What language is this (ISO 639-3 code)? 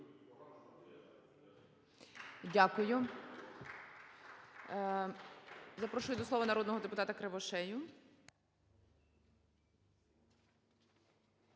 ukr